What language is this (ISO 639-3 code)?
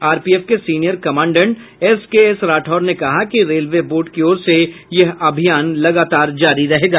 hin